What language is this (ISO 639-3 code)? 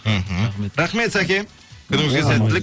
kaz